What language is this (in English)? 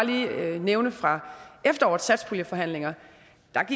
Danish